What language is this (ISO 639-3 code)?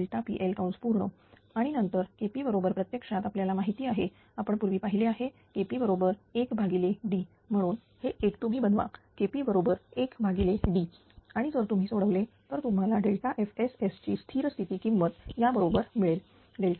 mar